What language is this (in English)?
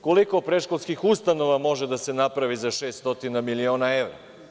Serbian